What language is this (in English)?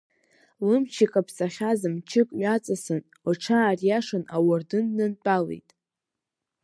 Abkhazian